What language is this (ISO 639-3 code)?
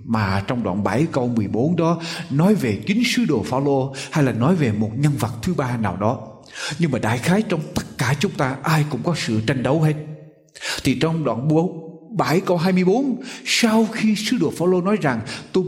vie